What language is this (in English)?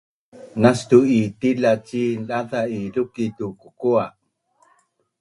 Bunun